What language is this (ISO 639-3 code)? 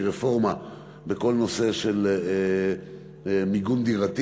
heb